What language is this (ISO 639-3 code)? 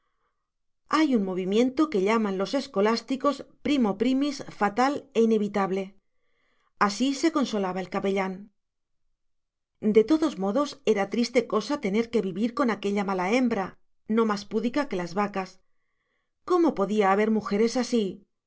spa